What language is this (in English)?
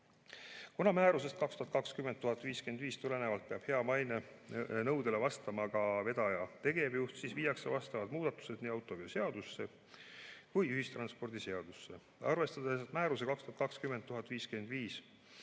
Estonian